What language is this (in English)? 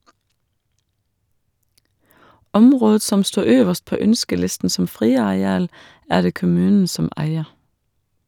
Norwegian